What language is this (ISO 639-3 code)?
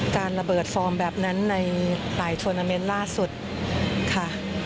tha